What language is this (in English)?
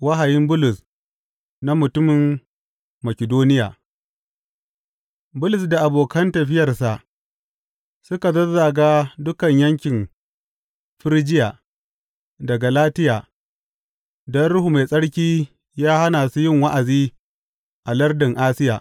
Hausa